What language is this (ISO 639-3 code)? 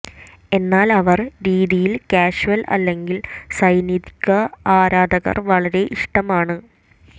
mal